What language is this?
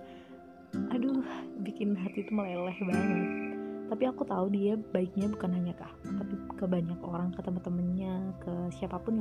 Indonesian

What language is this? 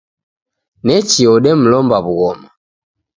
Taita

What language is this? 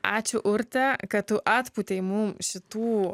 Lithuanian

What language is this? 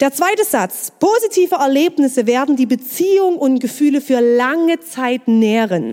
German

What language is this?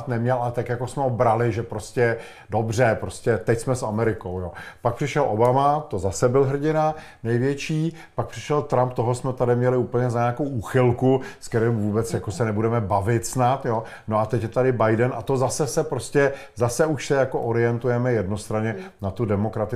Czech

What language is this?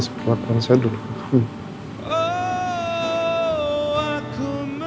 Indonesian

